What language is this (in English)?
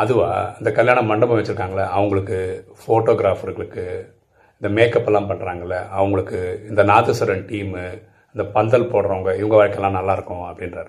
Tamil